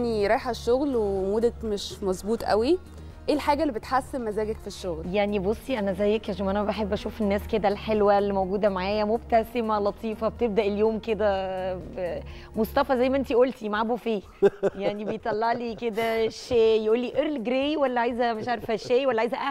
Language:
Arabic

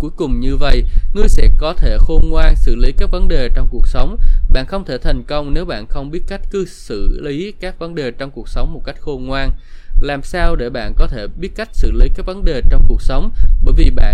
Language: Vietnamese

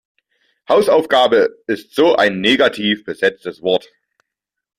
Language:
German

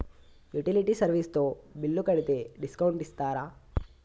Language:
Telugu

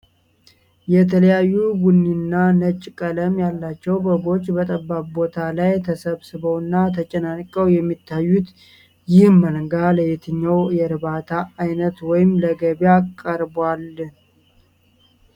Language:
Amharic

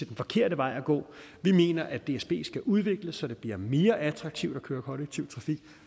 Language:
Danish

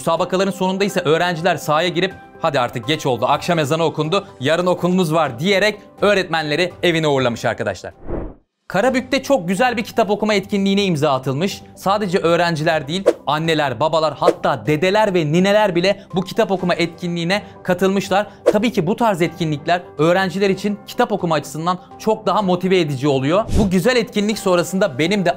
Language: Turkish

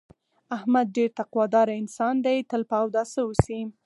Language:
Pashto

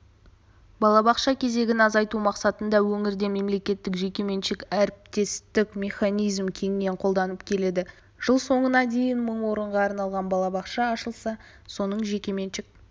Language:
Kazakh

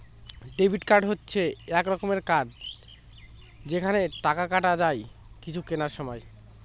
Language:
Bangla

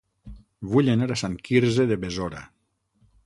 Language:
Catalan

